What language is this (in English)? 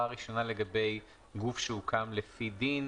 Hebrew